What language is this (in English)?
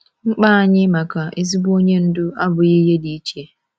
Igbo